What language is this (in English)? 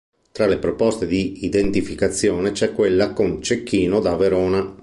Italian